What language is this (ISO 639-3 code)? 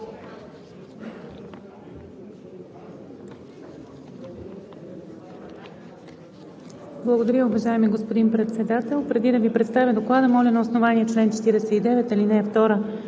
bul